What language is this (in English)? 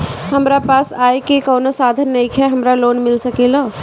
Bhojpuri